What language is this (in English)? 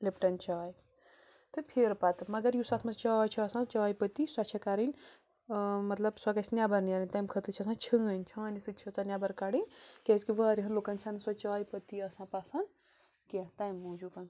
Kashmiri